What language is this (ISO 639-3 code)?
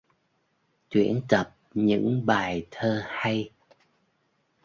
vie